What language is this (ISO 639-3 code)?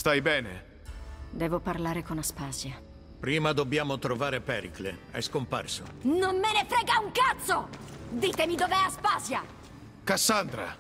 ita